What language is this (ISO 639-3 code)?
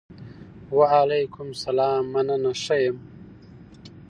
pus